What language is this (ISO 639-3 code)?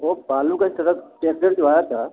mai